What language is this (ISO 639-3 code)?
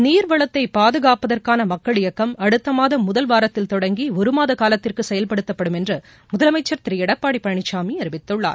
tam